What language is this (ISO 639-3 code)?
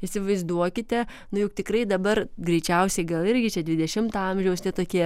lit